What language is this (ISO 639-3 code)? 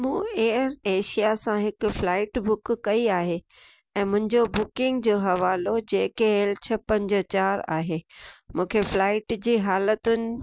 snd